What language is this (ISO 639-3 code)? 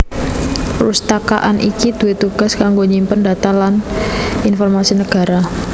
jav